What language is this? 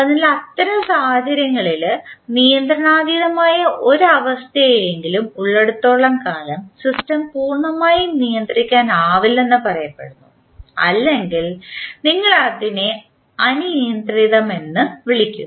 Malayalam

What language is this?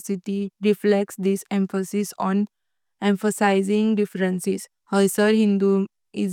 Konkani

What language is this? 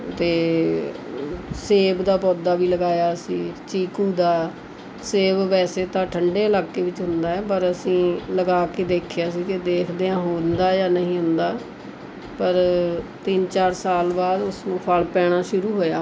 Punjabi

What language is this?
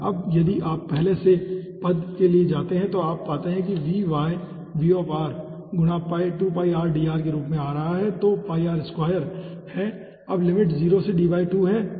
Hindi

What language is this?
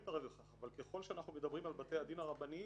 Hebrew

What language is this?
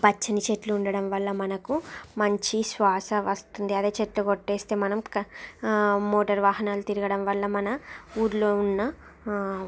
Telugu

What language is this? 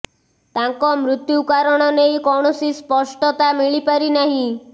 Odia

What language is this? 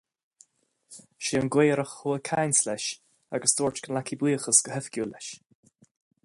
Irish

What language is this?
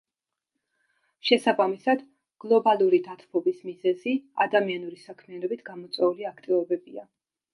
Georgian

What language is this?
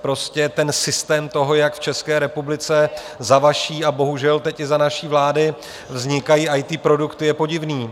Czech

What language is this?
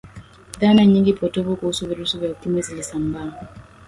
Swahili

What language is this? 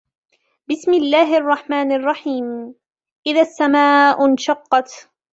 Arabic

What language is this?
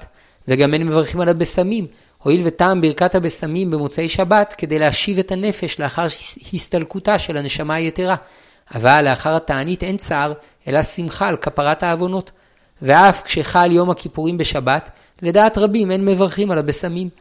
Hebrew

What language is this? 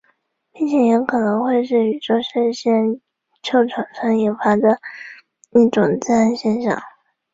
Chinese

